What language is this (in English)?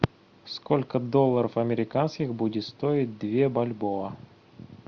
Russian